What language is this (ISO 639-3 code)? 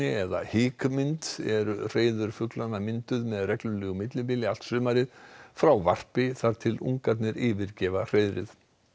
isl